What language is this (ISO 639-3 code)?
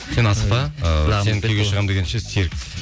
kaz